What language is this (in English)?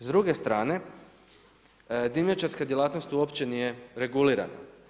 Croatian